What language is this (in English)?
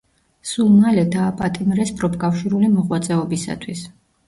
Georgian